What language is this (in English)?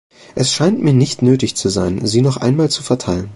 German